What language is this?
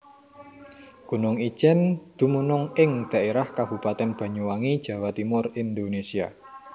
Javanese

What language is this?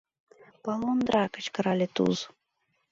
Mari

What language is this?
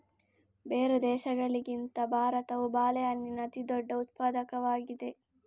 Kannada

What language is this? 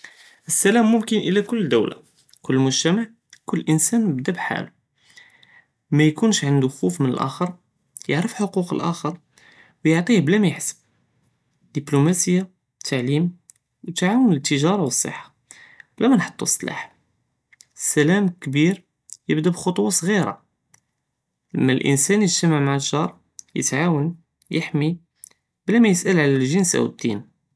Judeo-Arabic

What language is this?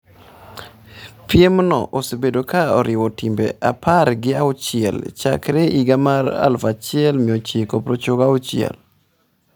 Luo (Kenya and Tanzania)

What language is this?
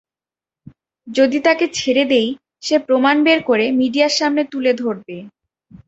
Bangla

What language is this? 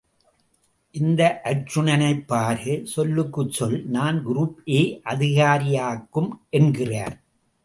Tamil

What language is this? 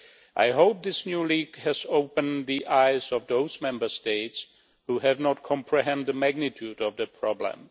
English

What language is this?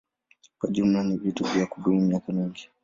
Swahili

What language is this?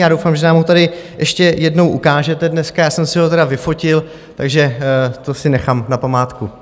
Czech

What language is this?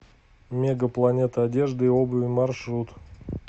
Russian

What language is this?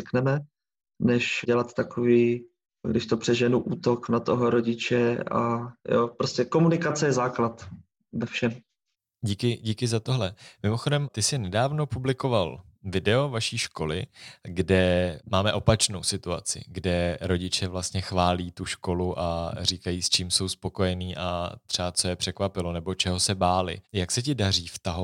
Czech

